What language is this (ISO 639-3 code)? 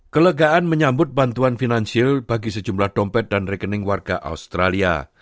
ind